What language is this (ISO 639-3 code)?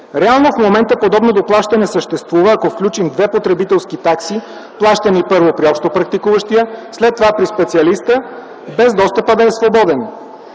bul